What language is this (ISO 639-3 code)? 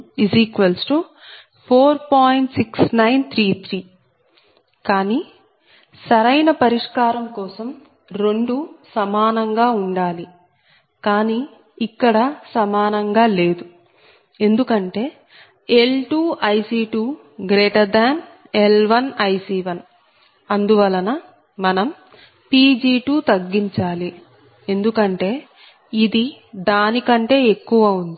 tel